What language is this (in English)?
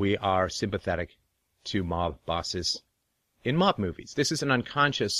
English